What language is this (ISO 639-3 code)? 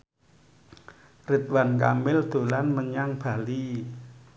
jav